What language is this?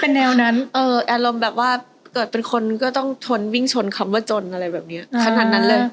Thai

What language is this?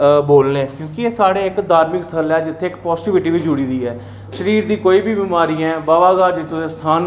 Dogri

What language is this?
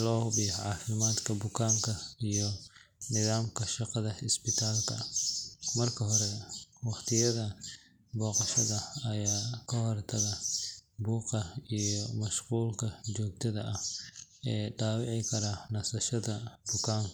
Somali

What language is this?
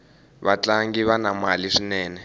Tsonga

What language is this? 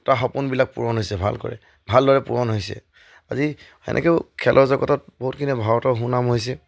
Assamese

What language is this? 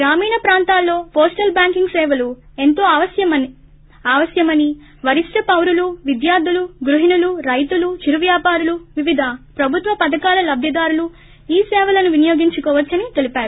Telugu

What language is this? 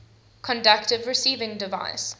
English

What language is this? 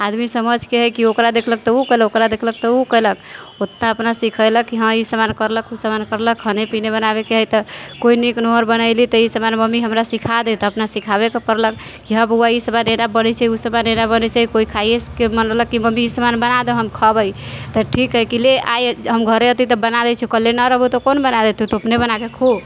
Maithili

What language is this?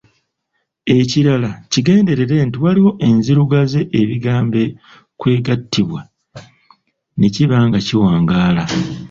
Ganda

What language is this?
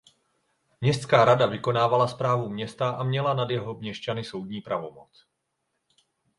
Czech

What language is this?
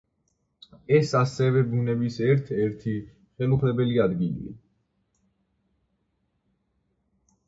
Georgian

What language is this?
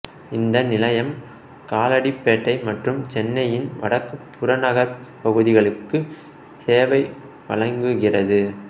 Tamil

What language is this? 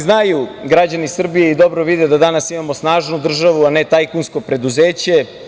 Serbian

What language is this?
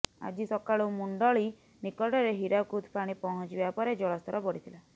Odia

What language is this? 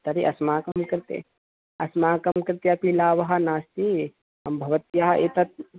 Sanskrit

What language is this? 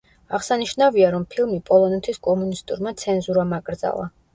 Georgian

